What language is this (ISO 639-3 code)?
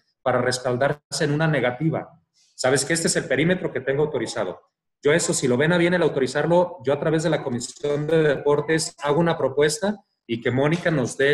spa